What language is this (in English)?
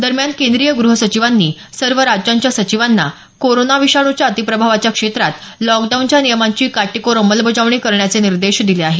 Marathi